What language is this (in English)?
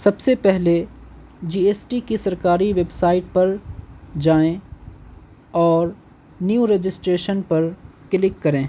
Urdu